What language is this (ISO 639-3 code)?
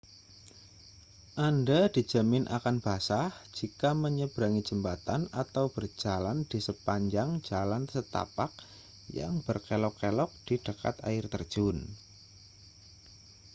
ind